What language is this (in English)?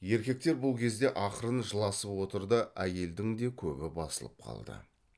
Kazakh